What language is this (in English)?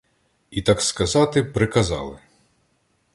Ukrainian